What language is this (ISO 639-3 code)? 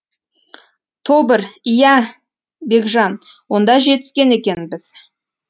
kaz